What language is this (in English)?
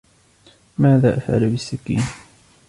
Arabic